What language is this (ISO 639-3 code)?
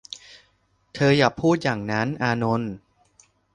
tha